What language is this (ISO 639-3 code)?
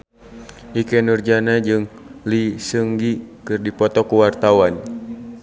sun